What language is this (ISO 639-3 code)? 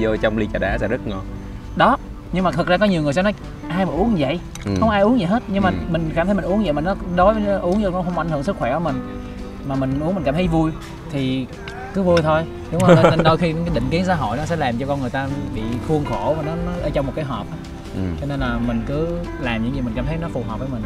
vie